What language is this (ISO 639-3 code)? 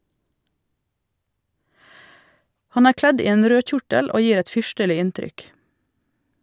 nor